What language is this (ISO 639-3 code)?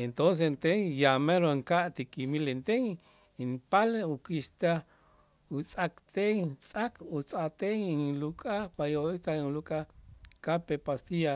itz